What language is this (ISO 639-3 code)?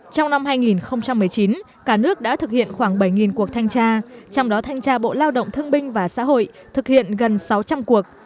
vie